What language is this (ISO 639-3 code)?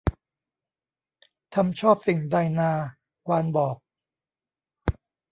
tha